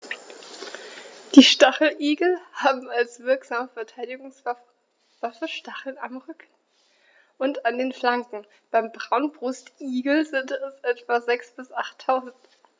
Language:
German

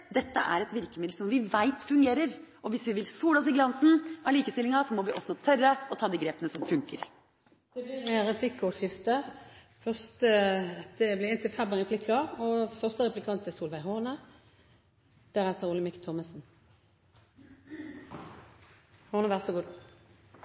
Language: Norwegian Bokmål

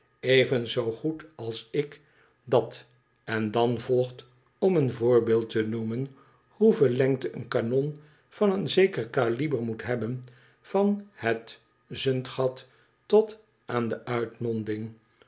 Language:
Dutch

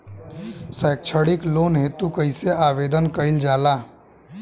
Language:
Bhojpuri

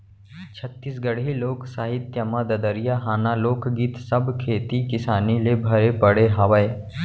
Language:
Chhattisgarhi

